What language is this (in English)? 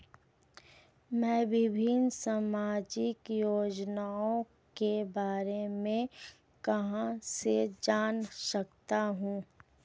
Hindi